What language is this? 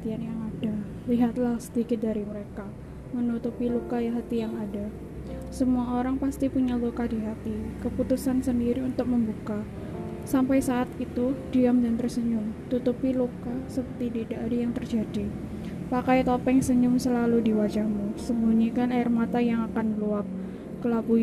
Indonesian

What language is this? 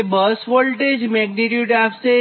Gujarati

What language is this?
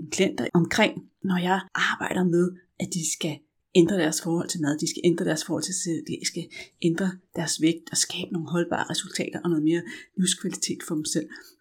Danish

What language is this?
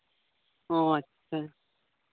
Santali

